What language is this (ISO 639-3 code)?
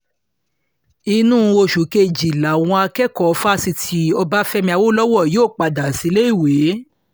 yor